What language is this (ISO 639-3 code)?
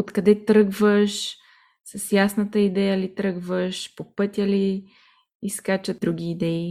bul